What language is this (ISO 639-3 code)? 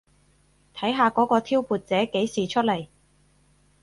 yue